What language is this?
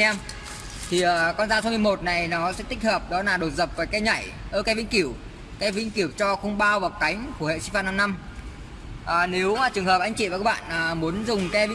Vietnamese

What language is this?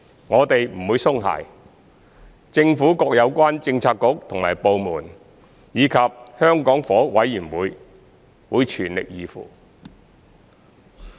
Cantonese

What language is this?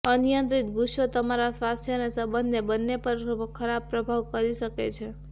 Gujarati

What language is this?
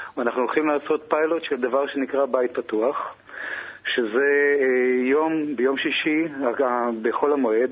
Hebrew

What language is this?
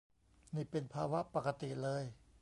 Thai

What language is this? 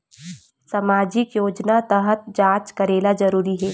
Chhattisgarhi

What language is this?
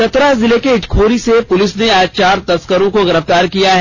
Hindi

